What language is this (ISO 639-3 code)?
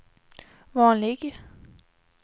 swe